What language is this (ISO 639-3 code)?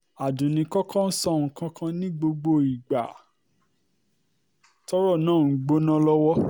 yor